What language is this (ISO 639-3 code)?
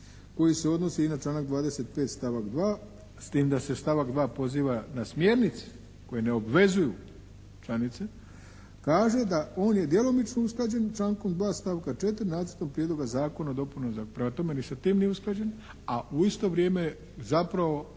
hrv